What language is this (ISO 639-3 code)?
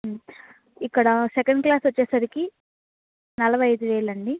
tel